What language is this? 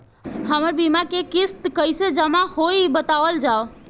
Bhojpuri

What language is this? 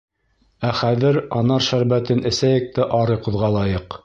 Bashkir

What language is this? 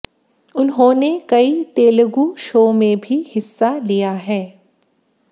Hindi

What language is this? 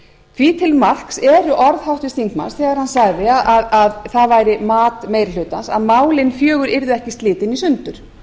Icelandic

